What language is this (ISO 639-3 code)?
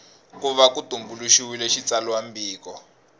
tso